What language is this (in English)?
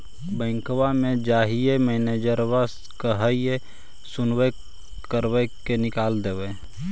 Magahi